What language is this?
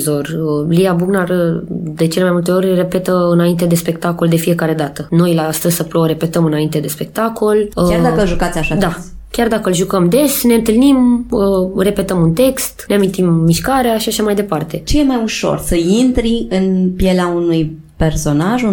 Romanian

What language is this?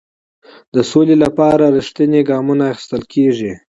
Pashto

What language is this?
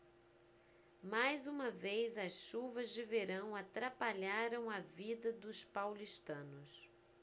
Portuguese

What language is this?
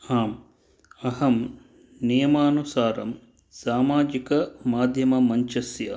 Sanskrit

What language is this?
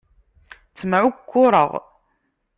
Kabyle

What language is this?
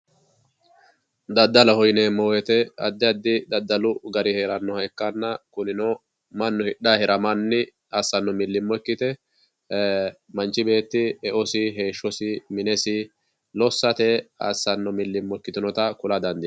Sidamo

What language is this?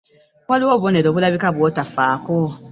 Ganda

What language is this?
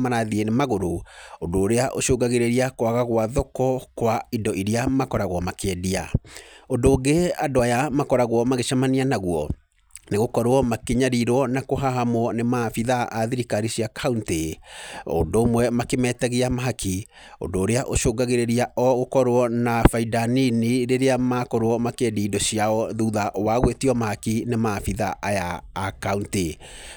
Kikuyu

